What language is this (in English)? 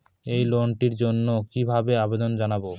Bangla